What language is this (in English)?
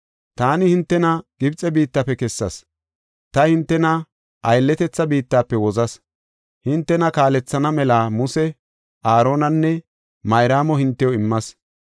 Gofa